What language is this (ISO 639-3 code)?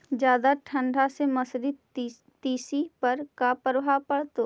mag